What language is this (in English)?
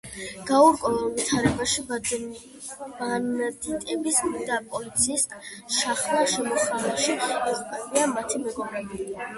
Georgian